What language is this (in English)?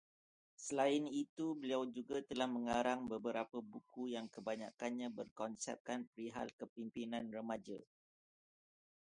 Malay